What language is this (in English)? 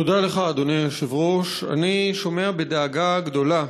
Hebrew